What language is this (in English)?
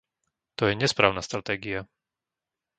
Slovak